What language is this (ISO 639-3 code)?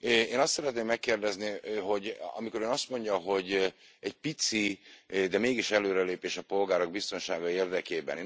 hun